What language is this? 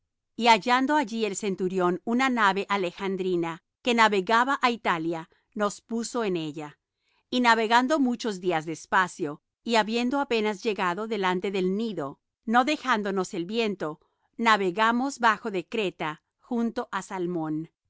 Spanish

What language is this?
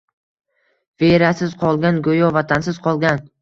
Uzbek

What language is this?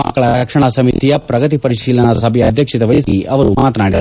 Kannada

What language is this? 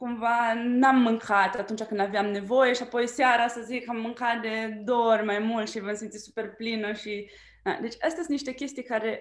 Romanian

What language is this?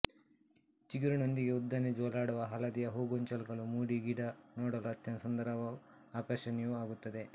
Kannada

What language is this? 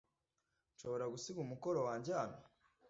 Kinyarwanda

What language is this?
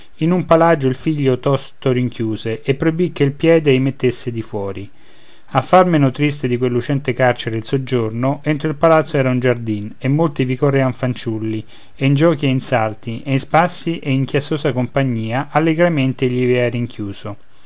Italian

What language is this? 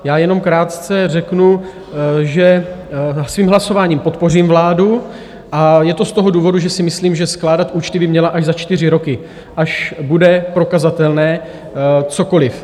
Czech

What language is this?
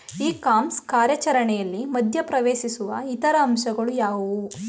Kannada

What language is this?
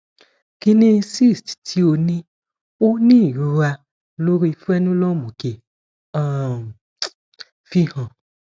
Yoruba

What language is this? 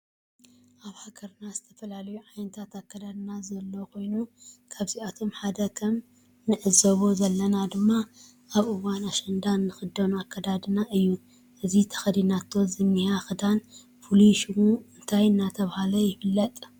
Tigrinya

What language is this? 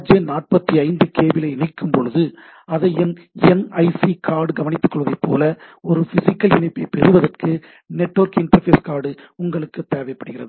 Tamil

